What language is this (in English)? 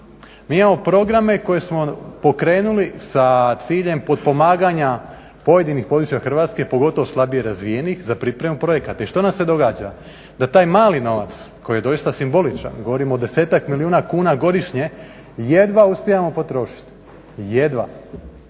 Croatian